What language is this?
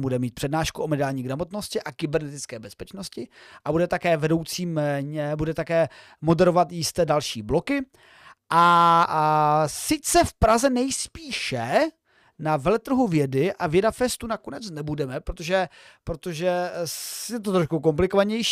Czech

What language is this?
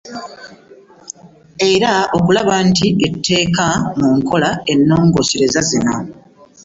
Ganda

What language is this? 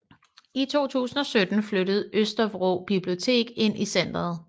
Danish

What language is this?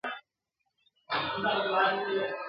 Pashto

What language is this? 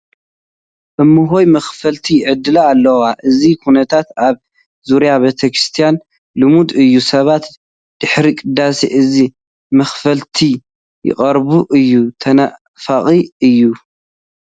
Tigrinya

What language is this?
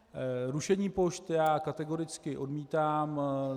Czech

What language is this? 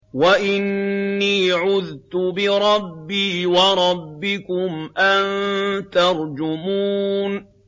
Arabic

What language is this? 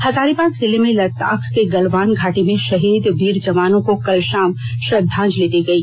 Hindi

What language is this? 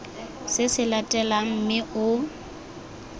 Tswana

